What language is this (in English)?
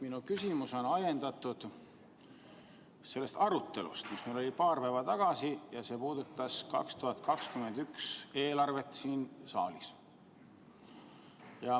Estonian